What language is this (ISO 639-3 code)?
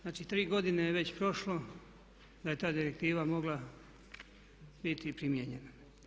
hrv